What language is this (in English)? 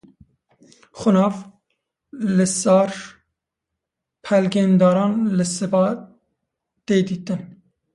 Kurdish